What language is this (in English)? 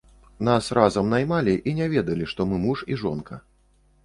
Belarusian